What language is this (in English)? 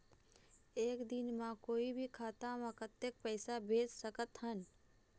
Chhattisgarhi